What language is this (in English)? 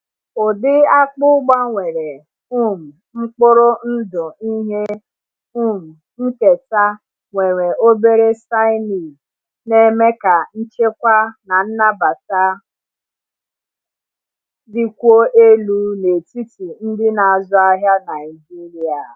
Igbo